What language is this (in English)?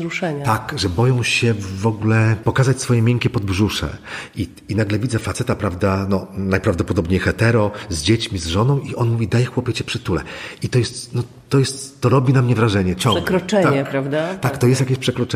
Polish